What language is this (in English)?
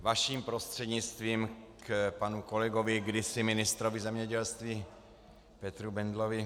Czech